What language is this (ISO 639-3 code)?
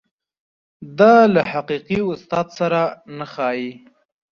pus